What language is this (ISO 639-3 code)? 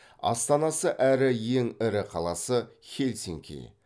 kaz